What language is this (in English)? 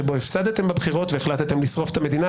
Hebrew